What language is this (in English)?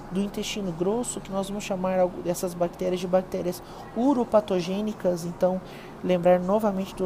Portuguese